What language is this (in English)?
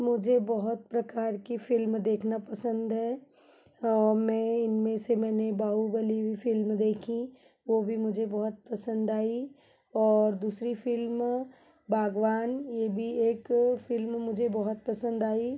Hindi